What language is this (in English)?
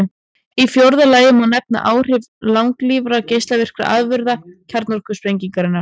Icelandic